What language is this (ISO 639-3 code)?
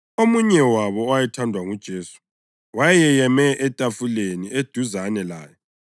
nde